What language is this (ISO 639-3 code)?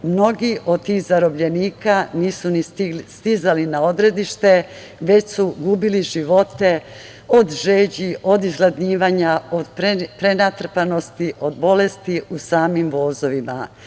srp